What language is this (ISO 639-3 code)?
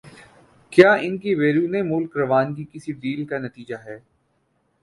urd